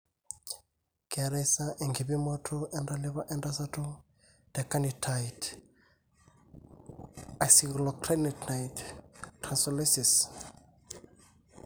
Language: Masai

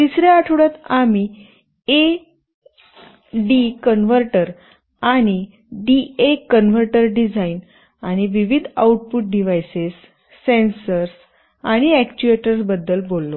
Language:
Marathi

